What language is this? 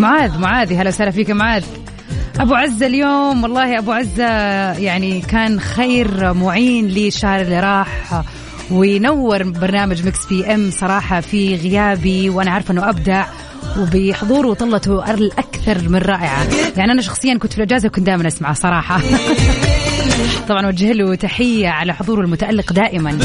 Arabic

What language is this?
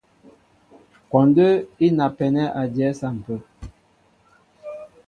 Mbo (Cameroon)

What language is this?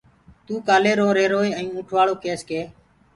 Gurgula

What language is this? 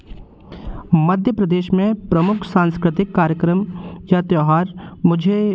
Hindi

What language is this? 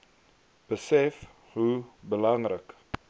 Afrikaans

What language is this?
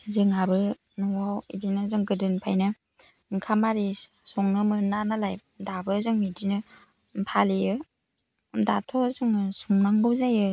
Bodo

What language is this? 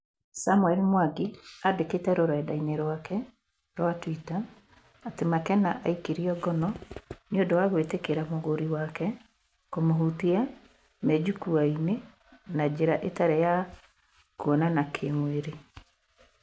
Kikuyu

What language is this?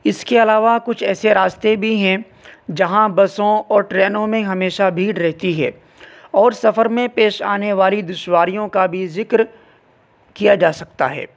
Urdu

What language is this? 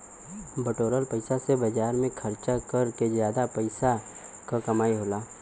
Bhojpuri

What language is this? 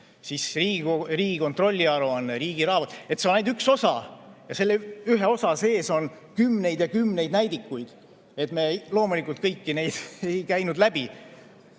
Estonian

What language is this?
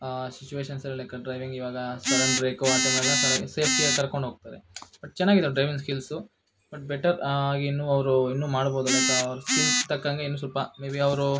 Kannada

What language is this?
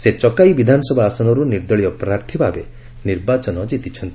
Odia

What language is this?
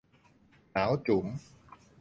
Thai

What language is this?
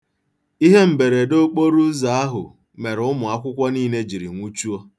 Igbo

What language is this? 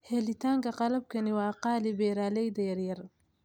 Somali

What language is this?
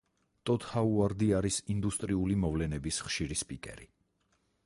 Georgian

